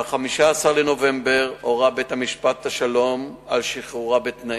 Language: Hebrew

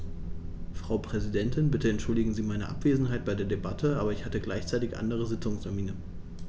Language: German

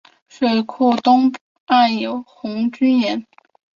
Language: Chinese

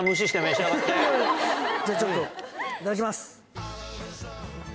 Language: Japanese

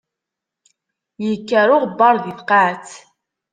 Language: Kabyle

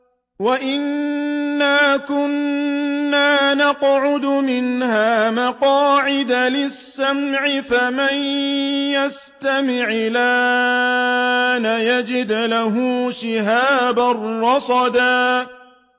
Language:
Arabic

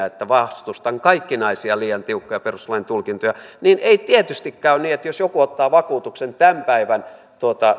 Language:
Finnish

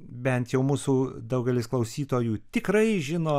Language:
Lithuanian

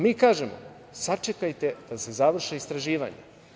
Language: Serbian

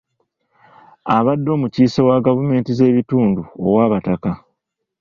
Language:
Ganda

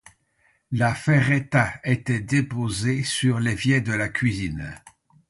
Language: French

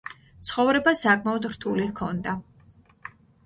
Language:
Georgian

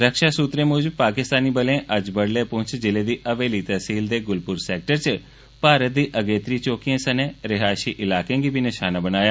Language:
Dogri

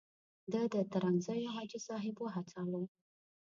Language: Pashto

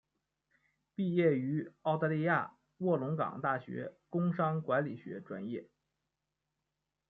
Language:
Chinese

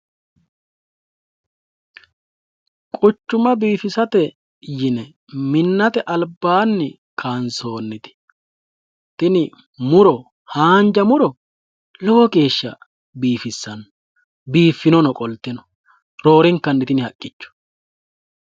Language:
Sidamo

